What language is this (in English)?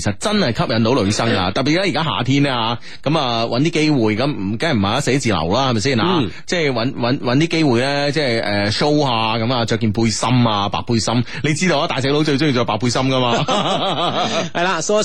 Chinese